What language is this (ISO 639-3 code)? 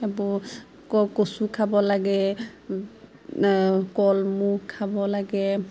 asm